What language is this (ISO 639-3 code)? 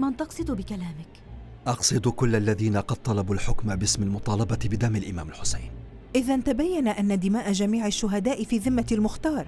ara